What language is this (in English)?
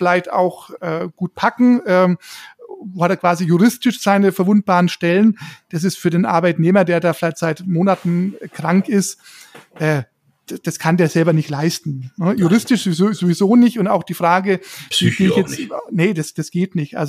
German